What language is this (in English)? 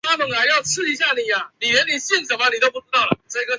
Chinese